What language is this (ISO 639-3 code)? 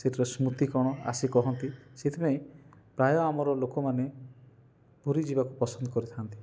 ori